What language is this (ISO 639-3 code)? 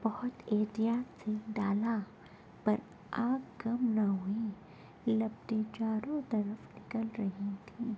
urd